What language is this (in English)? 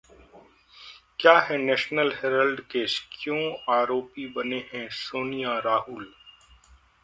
Hindi